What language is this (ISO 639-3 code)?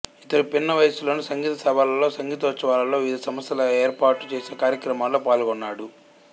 tel